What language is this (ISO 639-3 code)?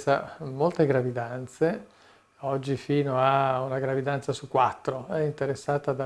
ita